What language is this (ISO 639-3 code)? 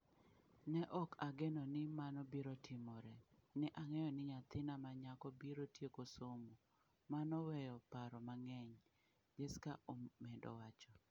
luo